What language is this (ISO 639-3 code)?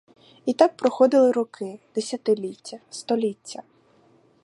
ukr